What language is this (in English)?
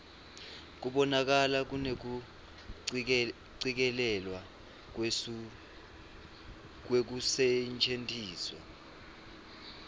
Swati